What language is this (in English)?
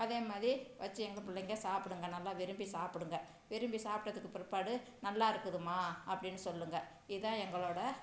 Tamil